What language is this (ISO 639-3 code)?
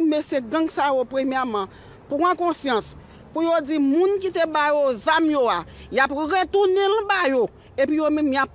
fra